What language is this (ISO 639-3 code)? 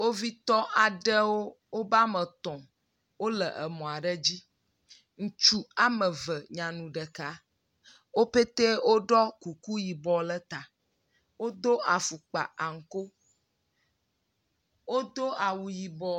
ewe